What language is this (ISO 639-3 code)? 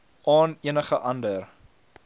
afr